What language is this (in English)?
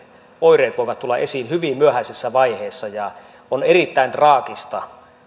Finnish